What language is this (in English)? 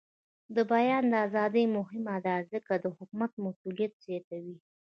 Pashto